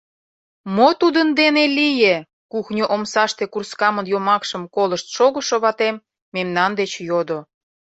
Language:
Mari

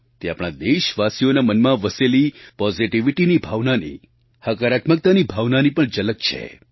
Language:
Gujarati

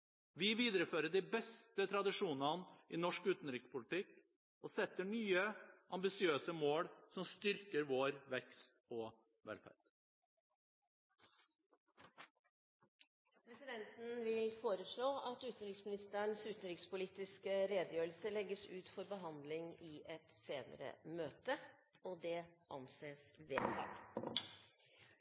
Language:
Norwegian Bokmål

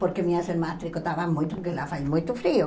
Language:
Portuguese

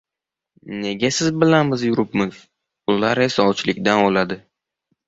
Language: Uzbek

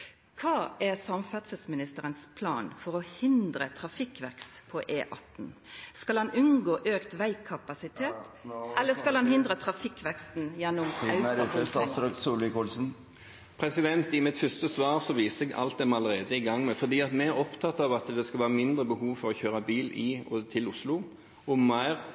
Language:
Norwegian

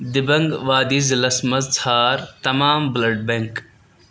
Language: Kashmiri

